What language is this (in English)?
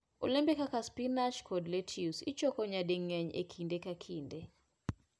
Luo (Kenya and Tanzania)